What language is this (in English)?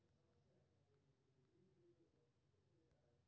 Maithili